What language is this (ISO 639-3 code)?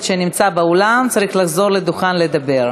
heb